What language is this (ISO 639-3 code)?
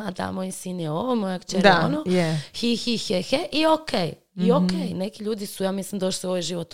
hrv